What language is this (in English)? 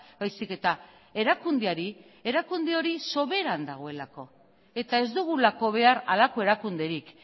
Basque